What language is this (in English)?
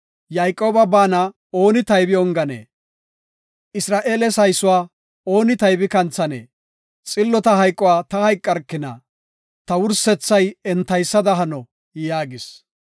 Gofa